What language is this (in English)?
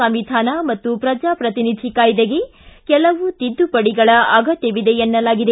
Kannada